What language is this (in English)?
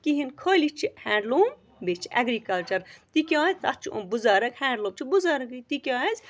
Kashmiri